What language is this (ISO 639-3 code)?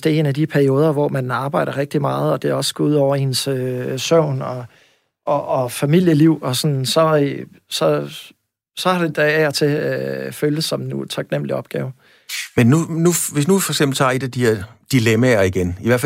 dan